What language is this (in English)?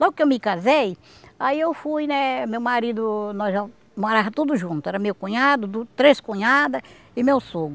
Portuguese